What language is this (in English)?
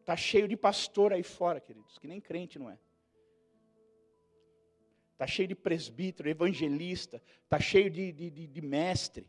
Portuguese